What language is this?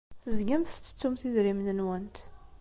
Kabyle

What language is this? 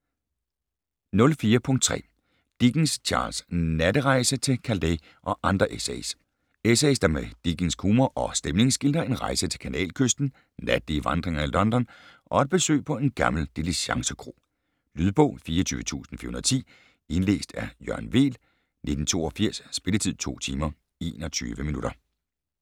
Danish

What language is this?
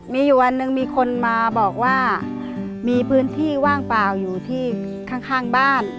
Thai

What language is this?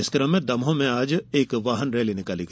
Hindi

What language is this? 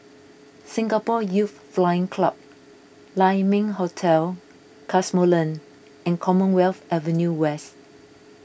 English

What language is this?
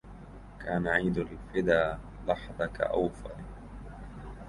Arabic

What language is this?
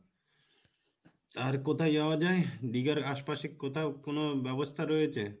Bangla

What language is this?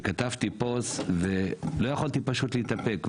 Hebrew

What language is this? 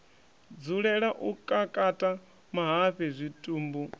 Venda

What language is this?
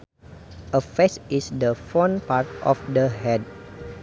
Sundanese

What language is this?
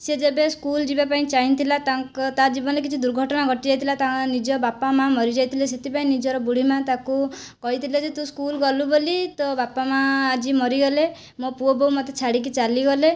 Odia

